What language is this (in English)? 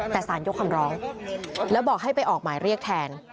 Thai